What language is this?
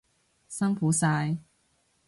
Cantonese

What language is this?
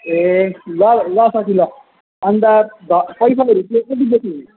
Nepali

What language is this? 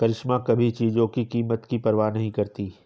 Hindi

